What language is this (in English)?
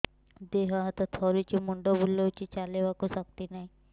Odia